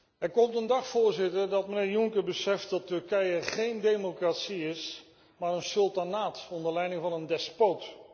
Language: Dutch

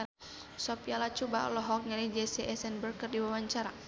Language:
Sundanese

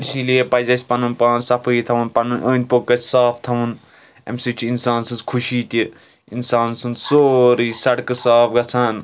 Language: Kashmiri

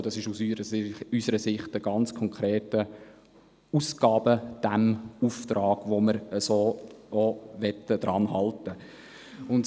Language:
Swiss German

